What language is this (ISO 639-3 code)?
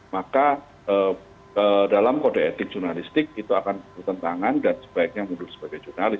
ind